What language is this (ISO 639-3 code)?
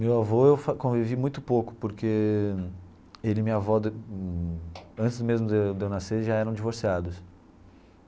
por